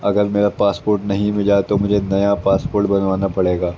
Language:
Urdu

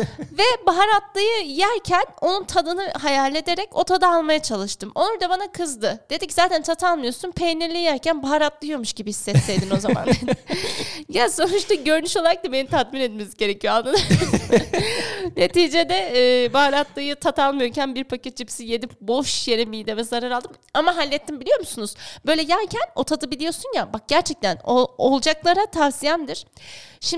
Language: Turkish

